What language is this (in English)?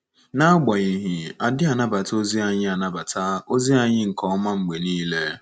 Igbo